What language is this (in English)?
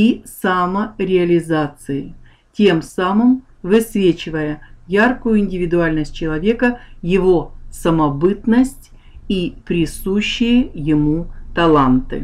Russian